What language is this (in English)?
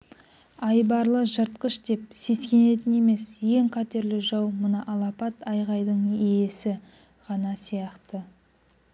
Kazakh